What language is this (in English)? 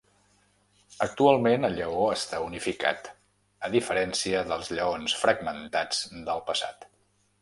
Catalan